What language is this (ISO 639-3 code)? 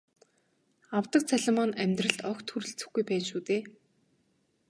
mon